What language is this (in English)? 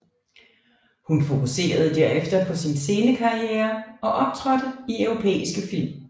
Danish